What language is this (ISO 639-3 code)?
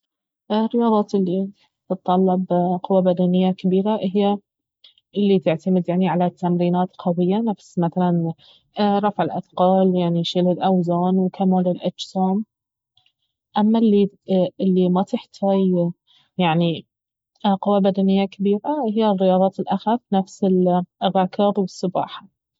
abv